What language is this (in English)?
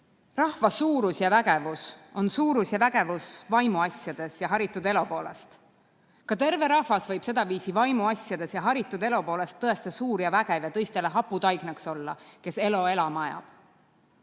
Estonian